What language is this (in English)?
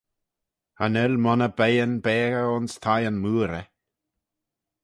Manx